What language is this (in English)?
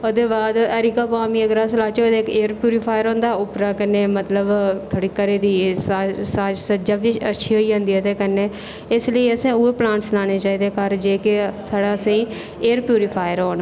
Dogri